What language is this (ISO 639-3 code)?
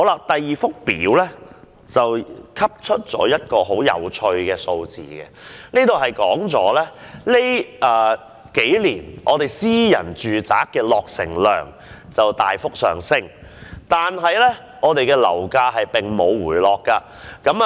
yue